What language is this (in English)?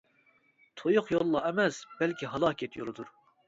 Uyghur